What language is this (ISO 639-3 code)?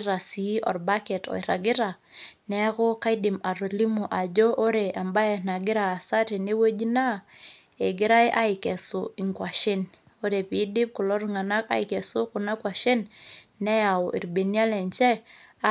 mas